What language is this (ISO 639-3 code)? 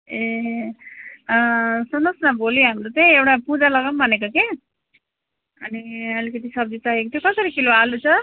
nep